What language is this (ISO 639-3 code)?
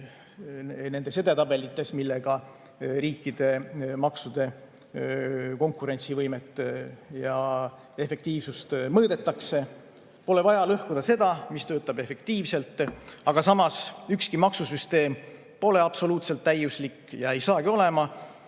est